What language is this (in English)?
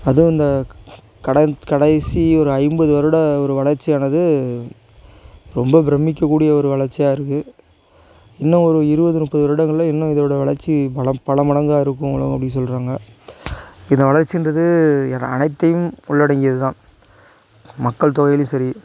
Tamil